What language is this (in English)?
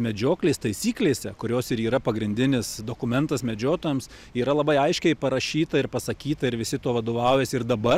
Lithuanian